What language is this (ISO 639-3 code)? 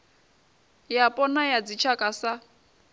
ven